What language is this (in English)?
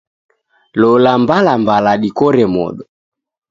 Taita